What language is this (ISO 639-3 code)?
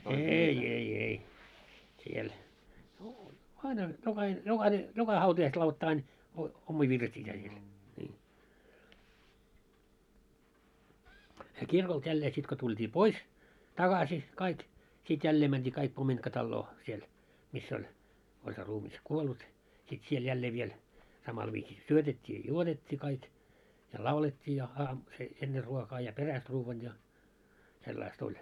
fin